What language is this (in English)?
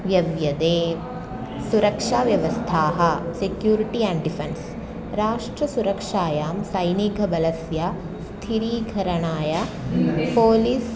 Sanskrit